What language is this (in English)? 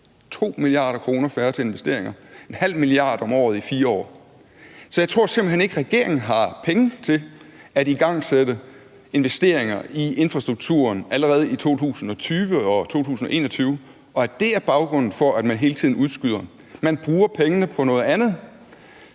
Danish